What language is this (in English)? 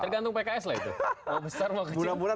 Indonesian